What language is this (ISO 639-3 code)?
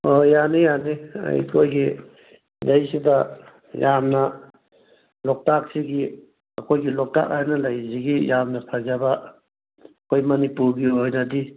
mni